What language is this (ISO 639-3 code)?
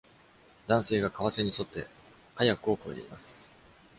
jpn